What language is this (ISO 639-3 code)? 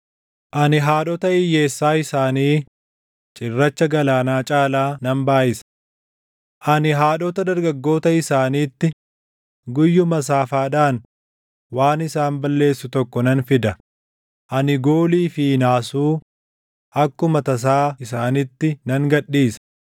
orm